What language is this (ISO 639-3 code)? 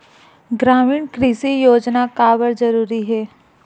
hne